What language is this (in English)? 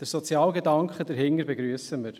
Swiss German